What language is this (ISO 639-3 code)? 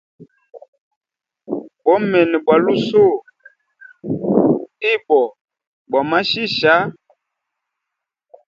hem